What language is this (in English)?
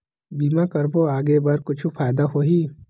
Chhattisgarhi